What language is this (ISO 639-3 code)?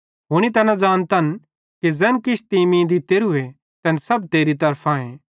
bhd